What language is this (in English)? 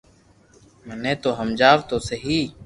Loarki